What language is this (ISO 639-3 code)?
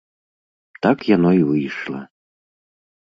bel